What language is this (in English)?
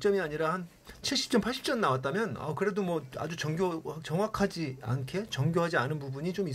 Korean